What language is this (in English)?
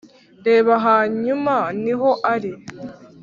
Kinyarwanda